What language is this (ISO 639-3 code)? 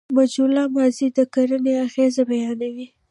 pus